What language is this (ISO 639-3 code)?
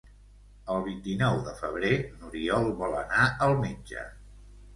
cat